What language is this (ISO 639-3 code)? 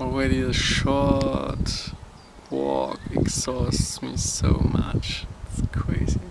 eng